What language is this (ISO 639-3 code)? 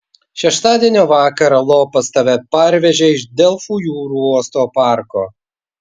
lit